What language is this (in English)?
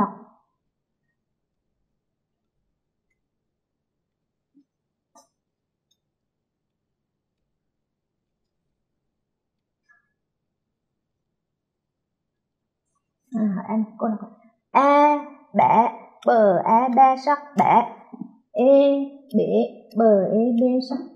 Vietnamese